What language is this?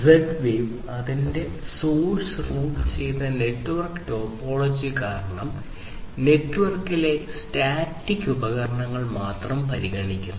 Malayalam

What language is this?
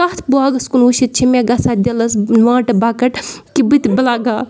Kashmiri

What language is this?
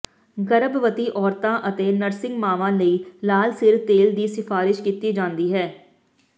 Punjabi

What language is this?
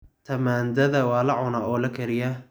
Somali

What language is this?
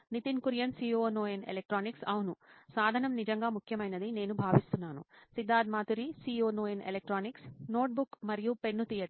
Telugu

